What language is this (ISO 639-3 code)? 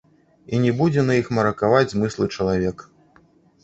bel